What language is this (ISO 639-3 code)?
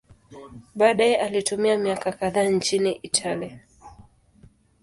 swa